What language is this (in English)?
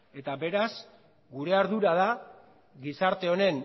Basque